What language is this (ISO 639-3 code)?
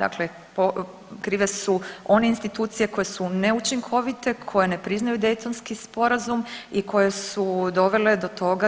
hrv